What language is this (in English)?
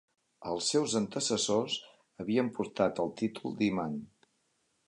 Catalan